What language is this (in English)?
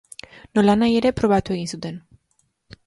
Basque